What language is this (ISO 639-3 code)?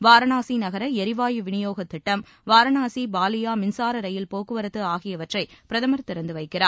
tam